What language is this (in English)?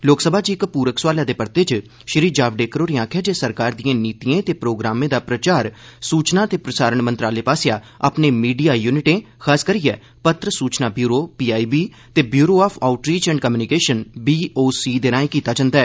Dogri